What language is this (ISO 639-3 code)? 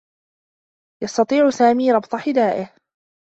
ara